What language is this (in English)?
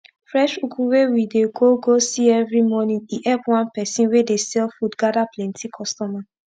Nigerian Pidgin